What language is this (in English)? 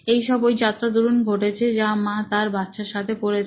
Bangla